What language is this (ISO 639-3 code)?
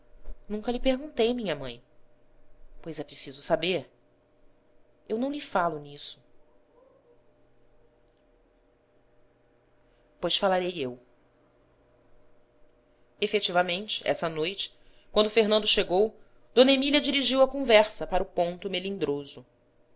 por